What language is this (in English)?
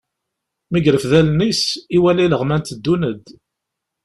Kabyle